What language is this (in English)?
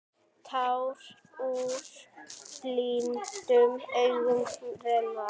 Icelandic